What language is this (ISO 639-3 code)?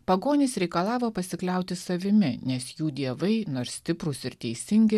lit